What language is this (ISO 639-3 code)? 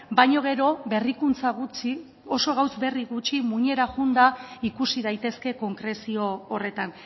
eus